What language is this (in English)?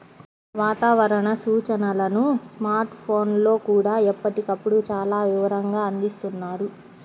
Telugu